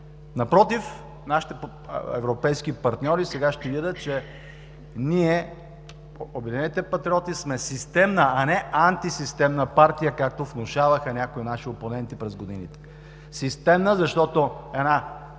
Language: Bulgarian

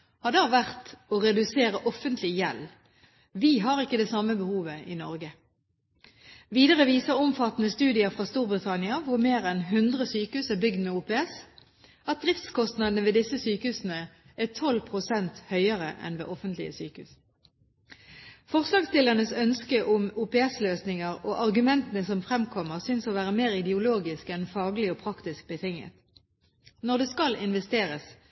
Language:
Norwegian Bokmål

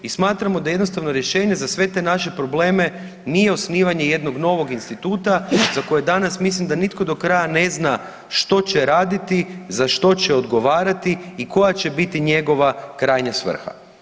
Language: Croatian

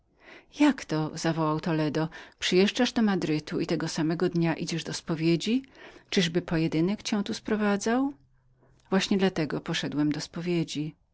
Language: Polish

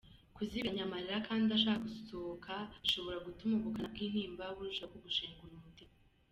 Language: Kinyarwanda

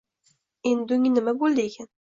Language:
Uzbek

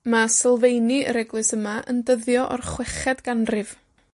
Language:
Welsh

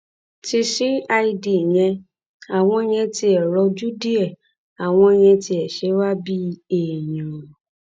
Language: Yoruba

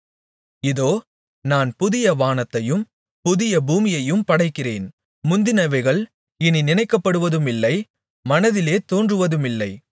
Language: Tamil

